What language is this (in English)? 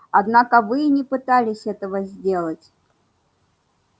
Russian